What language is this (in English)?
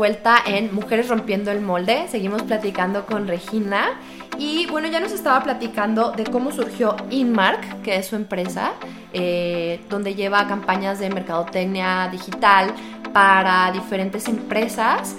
Spanish